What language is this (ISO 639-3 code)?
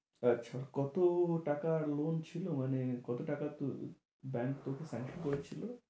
ben